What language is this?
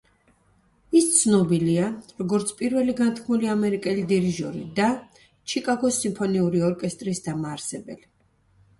Georgian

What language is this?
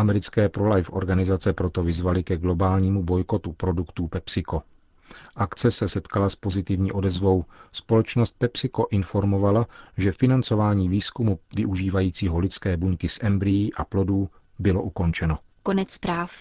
Czech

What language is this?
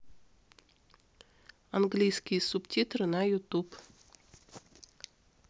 Russian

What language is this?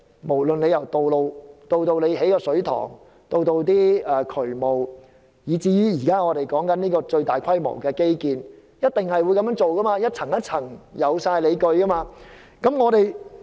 Cantonese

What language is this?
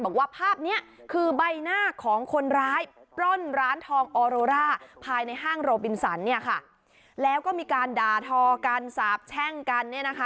Thai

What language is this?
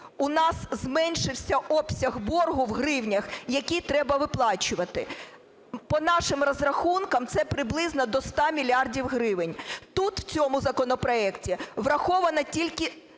Ukrainian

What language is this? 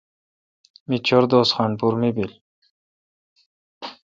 Kalkoti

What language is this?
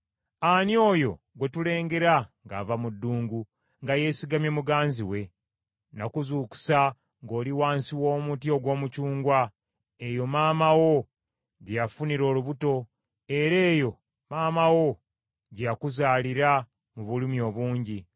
Ganda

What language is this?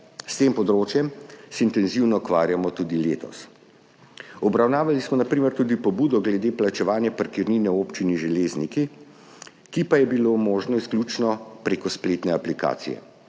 Slovenian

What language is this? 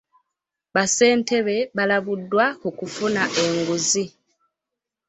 Ganda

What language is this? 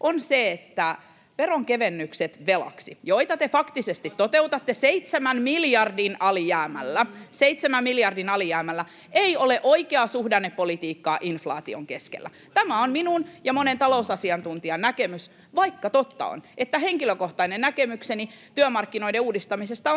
Finnish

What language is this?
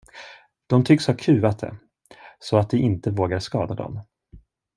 Swedish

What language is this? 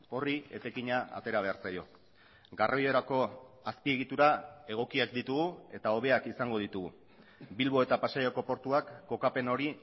Basque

